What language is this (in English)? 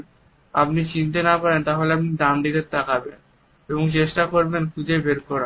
Bangla